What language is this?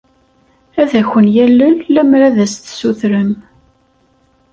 Kabyle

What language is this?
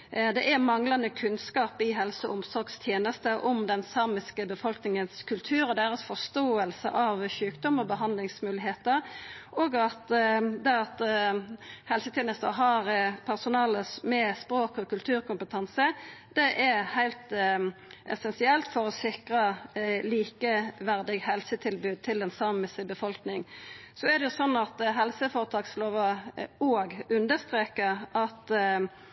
Norwegian Nynorsk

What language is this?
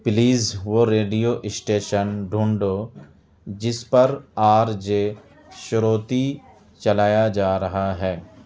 Urdu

